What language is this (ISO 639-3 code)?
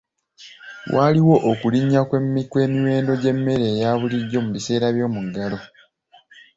lug